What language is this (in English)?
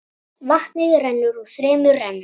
Icelandic